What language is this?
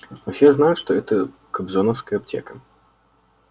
Russian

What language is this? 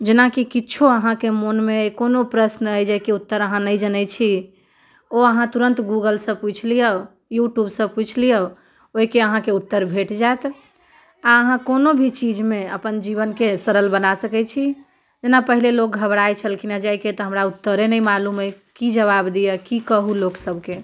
Maithili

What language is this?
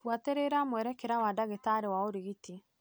Kikuyu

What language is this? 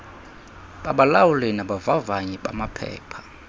Xhosa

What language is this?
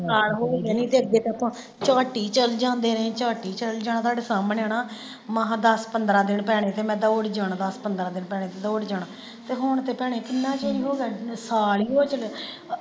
Punjabi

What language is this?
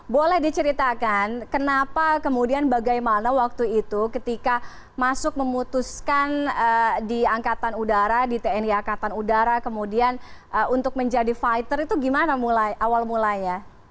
Indonesian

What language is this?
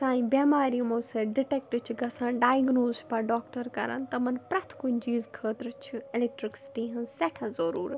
Kashmiri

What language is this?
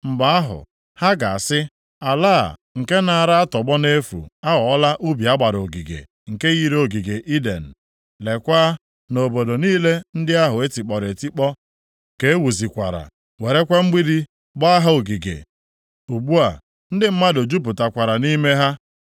Igbo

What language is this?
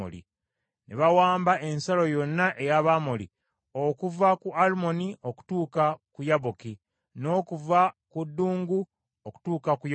Ganda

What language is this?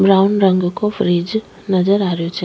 Rajasthani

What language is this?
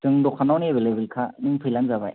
Bodo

